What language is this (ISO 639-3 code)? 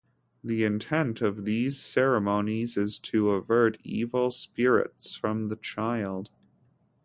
eng